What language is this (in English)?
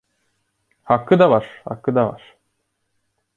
Turkish